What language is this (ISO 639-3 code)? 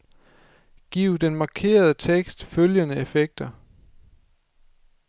dan